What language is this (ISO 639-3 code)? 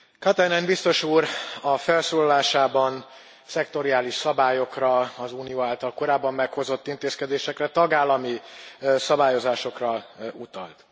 hun